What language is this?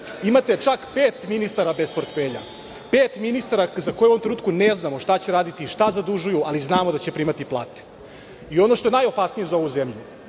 Serbian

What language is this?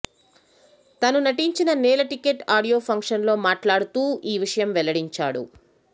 Telugu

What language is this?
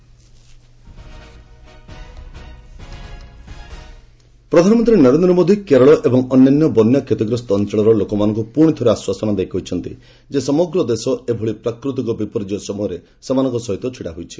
Odia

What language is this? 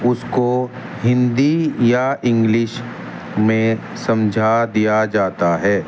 Urdu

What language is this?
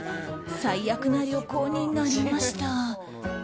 Japanese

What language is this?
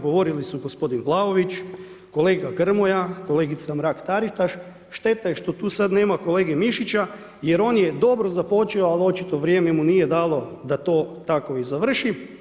Croatian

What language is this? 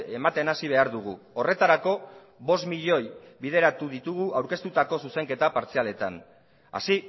Basque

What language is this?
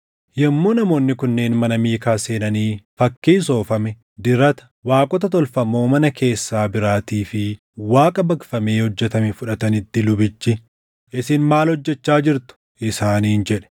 Oromo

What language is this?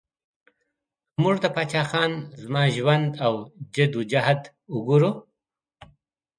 Pashto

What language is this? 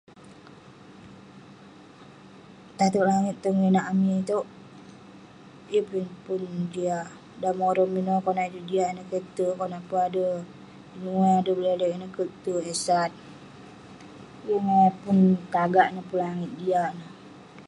Western Penan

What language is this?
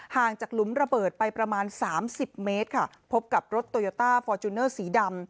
Thai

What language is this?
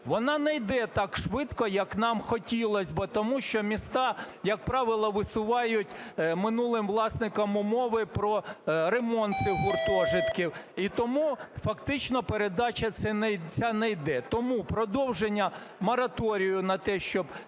Ukrainian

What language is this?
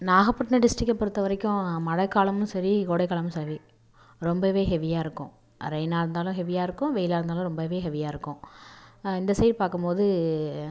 Tamil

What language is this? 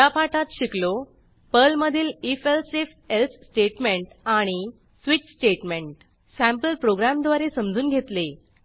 Marathi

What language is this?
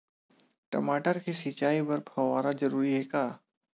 Chhattisgarhi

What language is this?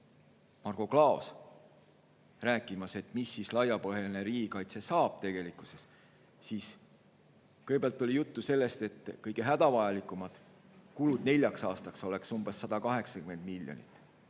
Estonian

